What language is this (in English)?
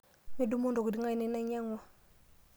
Masai